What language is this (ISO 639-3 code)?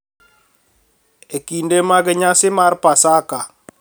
luo